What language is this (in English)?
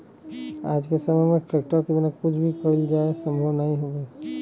Bhojpuri